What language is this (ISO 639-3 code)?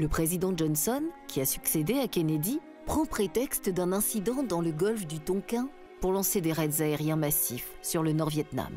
fra